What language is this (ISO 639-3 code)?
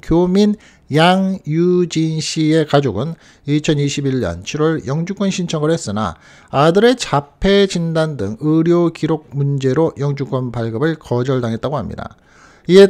kor